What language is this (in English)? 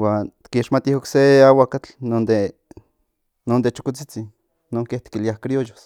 Central Nahuatl